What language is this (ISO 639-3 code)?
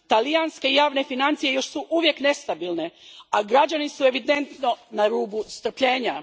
hrv